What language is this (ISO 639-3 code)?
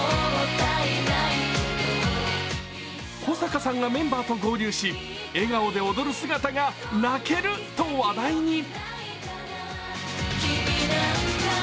jpn